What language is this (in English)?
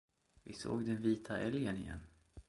Swedish